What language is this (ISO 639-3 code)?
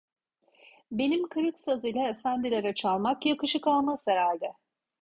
tur